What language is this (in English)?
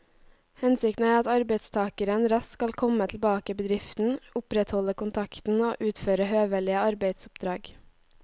Norwegian